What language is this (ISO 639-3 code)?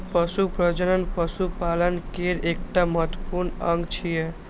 mai